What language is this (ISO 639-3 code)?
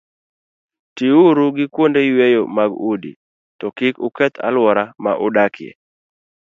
luo